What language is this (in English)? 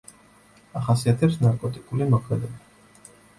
Georgian